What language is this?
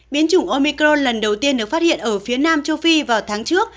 Vietnamese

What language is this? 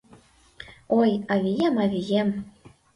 Mari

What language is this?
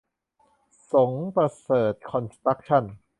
Thai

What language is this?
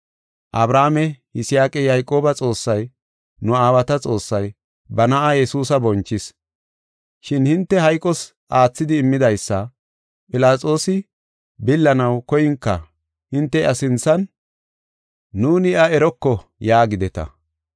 Gofa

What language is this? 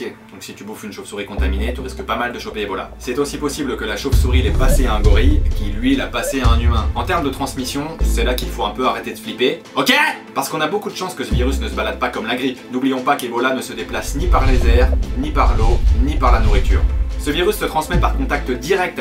French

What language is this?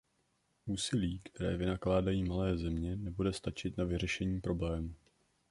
Czech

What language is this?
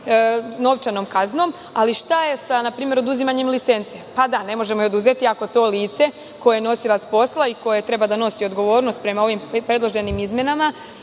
Serbian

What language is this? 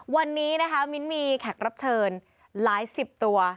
Thai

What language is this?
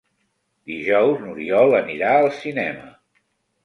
Catalan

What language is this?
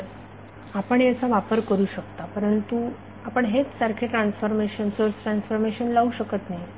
Marathi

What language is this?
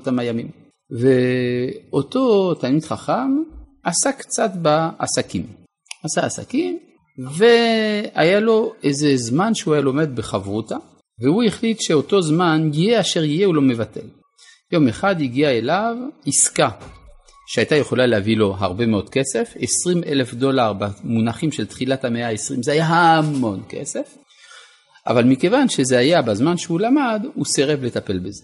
Hebrew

